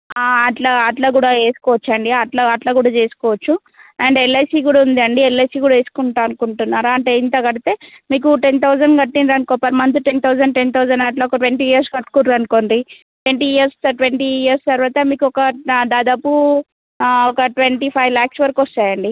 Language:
Telugu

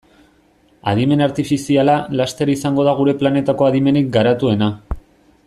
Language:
Basque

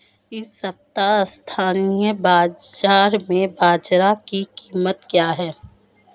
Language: Hindi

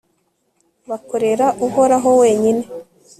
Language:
Kinyarwanda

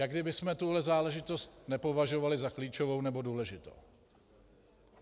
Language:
Czech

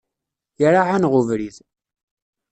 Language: Kabyle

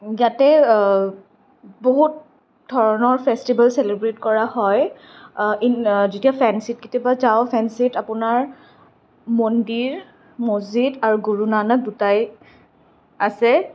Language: Assamese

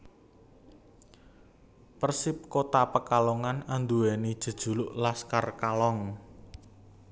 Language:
Javanese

